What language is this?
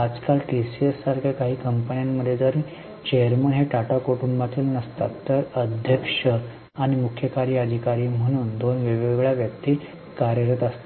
Marathi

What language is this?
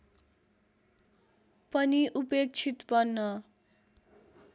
Nepali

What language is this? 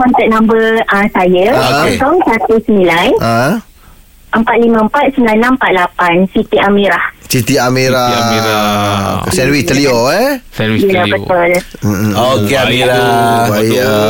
Malay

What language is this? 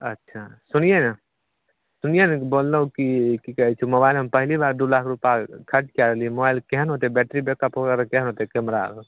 Maithili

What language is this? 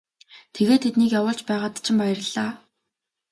Mongolian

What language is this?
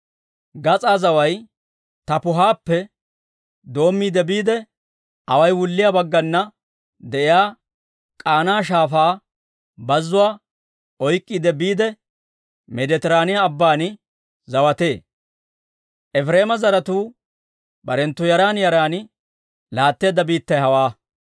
Dawro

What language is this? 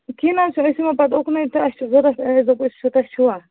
Kashmiri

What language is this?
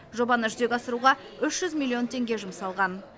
Kazakh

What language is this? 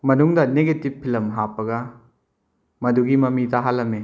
Manipuri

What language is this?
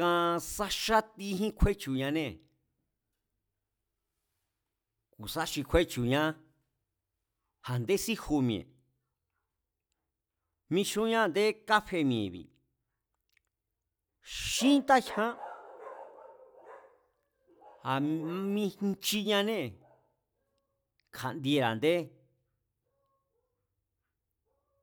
Mazatlán Mazatec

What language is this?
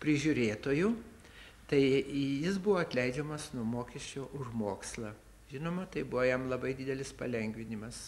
Lithuanian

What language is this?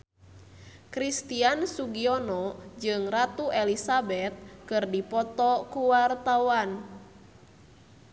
Sundanese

